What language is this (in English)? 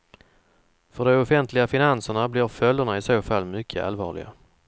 Swedish